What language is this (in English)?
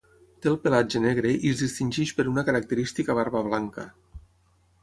Catalan